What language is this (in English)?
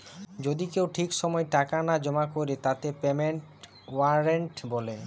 Bangla